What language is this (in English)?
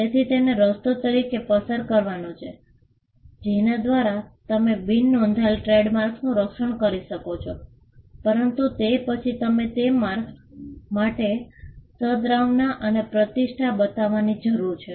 Gujarati